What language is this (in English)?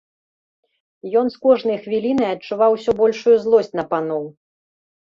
Belarusian